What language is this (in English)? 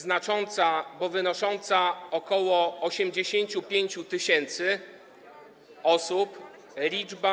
Polish